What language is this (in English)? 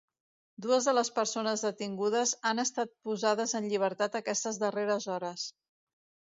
Catalan